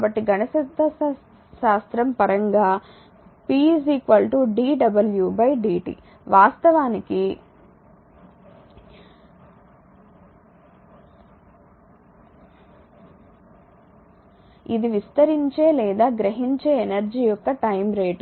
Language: Telugu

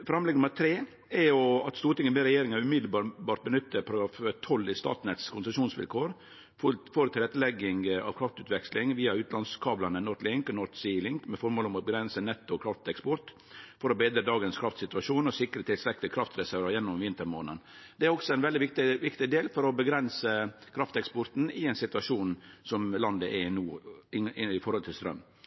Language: Norwegian Nynorsk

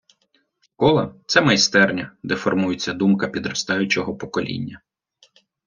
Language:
Ukrainian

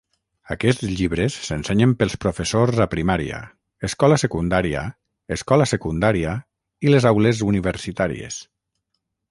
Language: Catalan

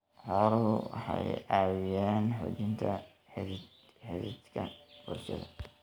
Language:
Somali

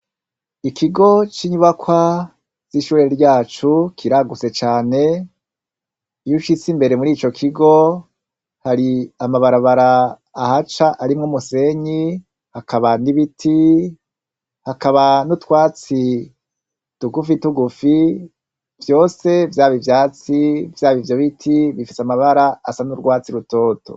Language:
Rundi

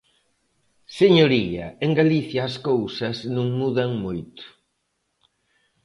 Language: Galician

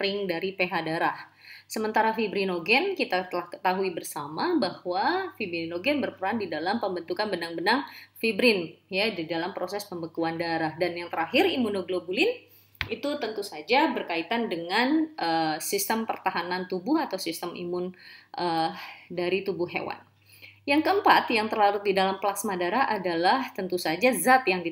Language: Indonesian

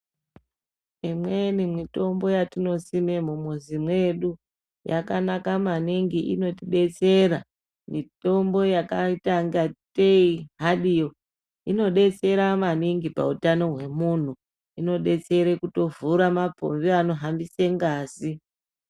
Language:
Ndau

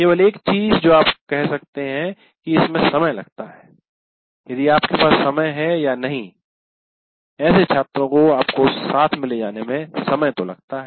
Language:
Hindi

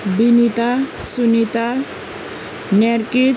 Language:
Nepali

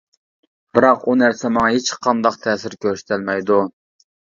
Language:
Uyghur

